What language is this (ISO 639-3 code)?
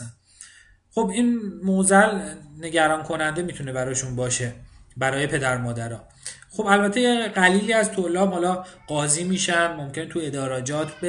fas